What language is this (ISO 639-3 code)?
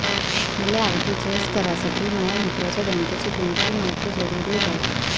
mar